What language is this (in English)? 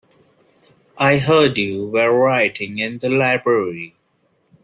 English